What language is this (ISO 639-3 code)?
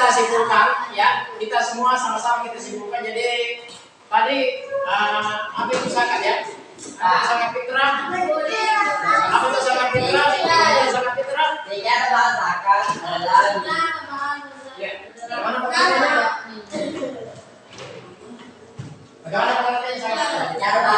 ind